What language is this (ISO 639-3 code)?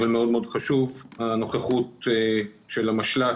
heb